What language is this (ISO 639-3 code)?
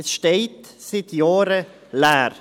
gsw